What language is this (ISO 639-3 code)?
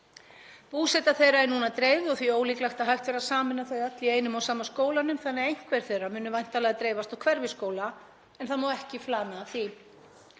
isl